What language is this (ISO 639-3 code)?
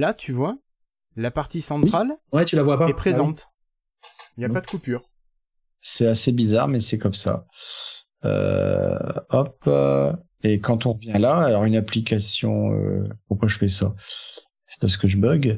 fra